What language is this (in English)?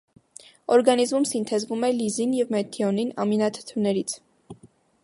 Armenian